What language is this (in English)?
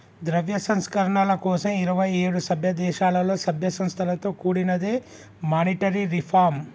Telugu